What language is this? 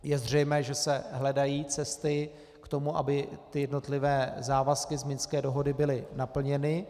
Czech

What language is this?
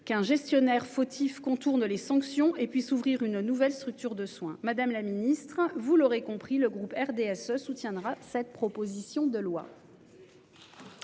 French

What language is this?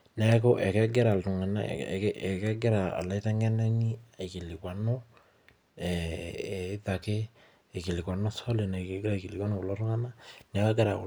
Masai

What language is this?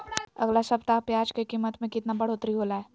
Magahi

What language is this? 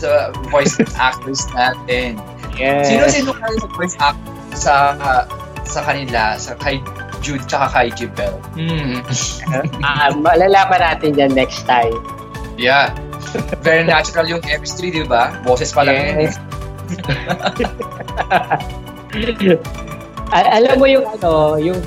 Filipino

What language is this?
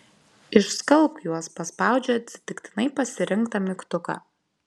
Lithuanian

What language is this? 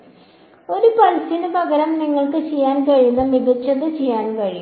Malayalam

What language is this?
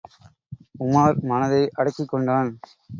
Tamil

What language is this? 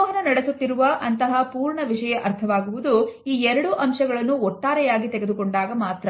Kannada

